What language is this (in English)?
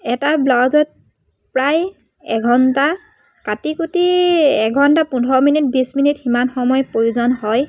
Assamese